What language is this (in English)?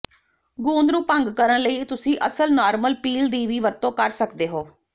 Punjabi